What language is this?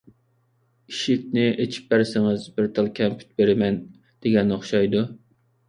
Uyghur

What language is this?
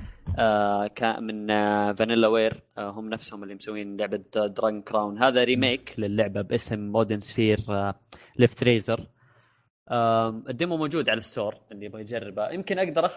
Arabic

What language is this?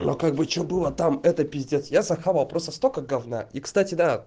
Russian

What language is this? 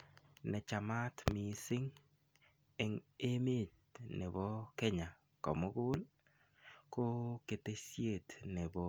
Kalenjin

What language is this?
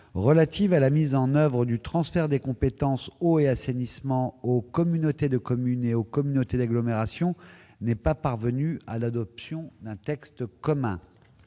French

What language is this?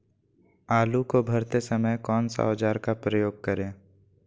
Magahi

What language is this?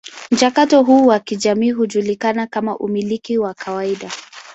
Swahili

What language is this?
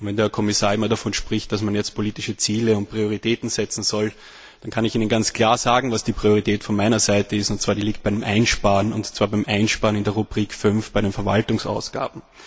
German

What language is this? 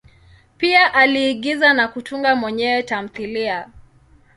Swahili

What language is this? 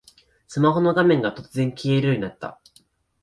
Japanese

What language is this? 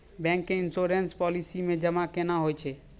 Maithili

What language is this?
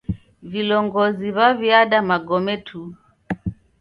Taita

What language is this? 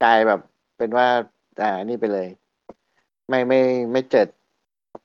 Thai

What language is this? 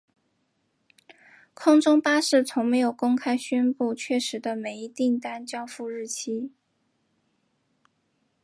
Chinese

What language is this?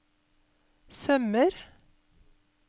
Norwegian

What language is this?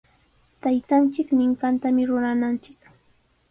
Sihuas Ancash Quechua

